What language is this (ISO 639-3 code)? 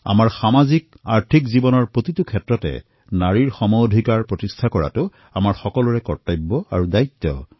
asm